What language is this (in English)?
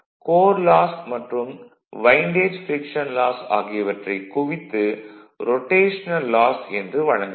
Tamil